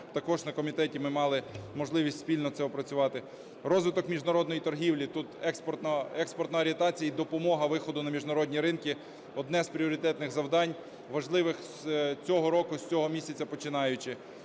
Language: Ukrainian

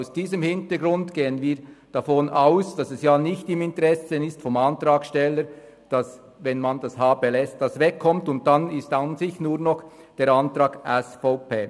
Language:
Swiss German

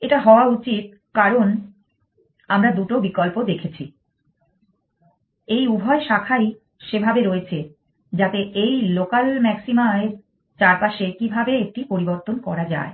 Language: Bangla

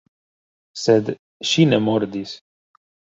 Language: Esperanto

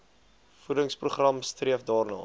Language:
Afrikaans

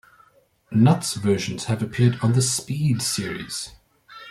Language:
English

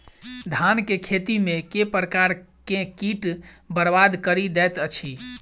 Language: Maithili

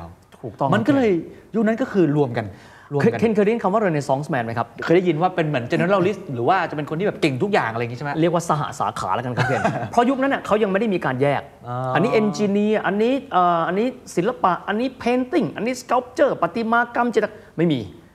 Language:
Thai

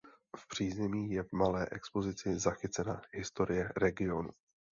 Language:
Czech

